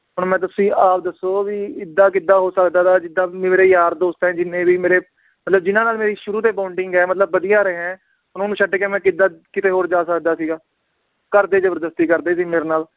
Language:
Punjabi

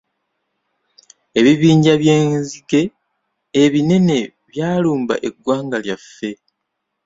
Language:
Ganda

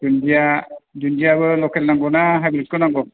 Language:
Bodo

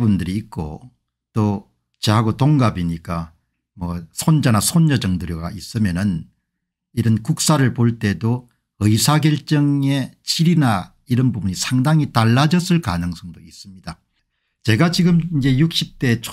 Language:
Korean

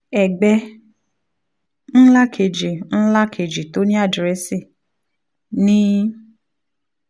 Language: Yoruba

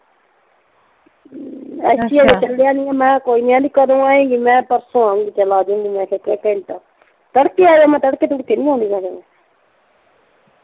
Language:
Punjabi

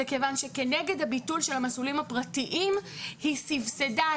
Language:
Hebrew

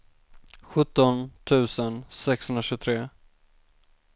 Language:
Swedish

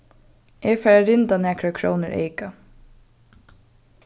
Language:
Faroese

